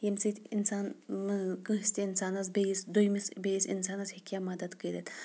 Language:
Kashmiri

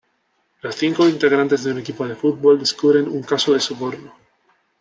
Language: Spanish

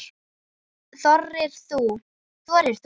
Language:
Icelandic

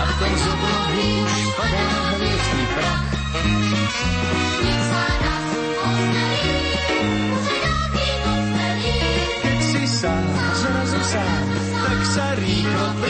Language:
Slovak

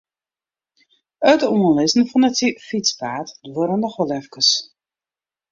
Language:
Western Frisian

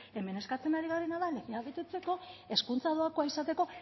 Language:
Basque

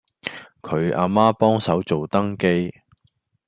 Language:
Cantonese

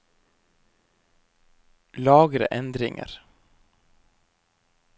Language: Norwegian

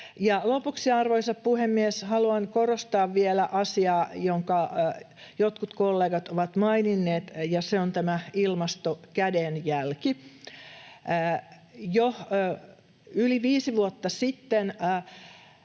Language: Finnish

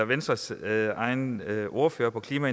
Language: Danish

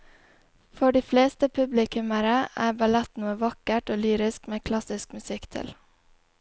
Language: Norwegian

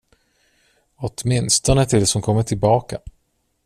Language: Swedish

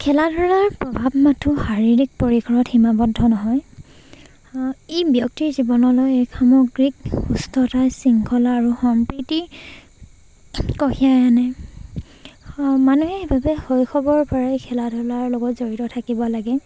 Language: Assamese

